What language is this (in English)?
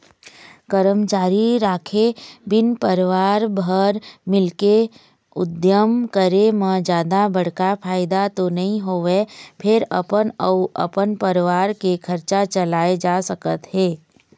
Chhattisgarhi